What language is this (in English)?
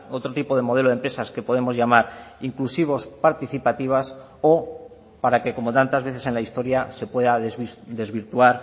Spanish